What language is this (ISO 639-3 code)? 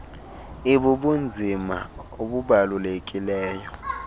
xho